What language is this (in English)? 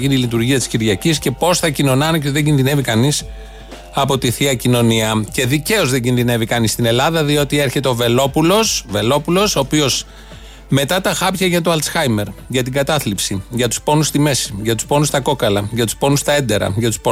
Greek